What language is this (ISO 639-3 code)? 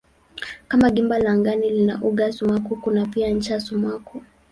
swa